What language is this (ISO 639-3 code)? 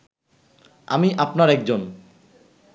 ben